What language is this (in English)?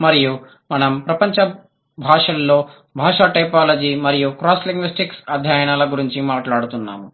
Telugu